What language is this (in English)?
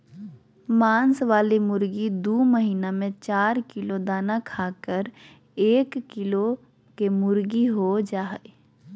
Magahi